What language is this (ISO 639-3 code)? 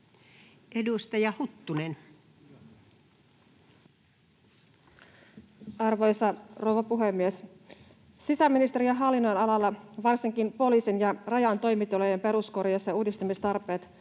fin